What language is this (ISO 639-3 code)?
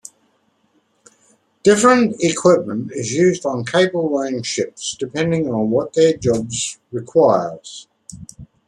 eng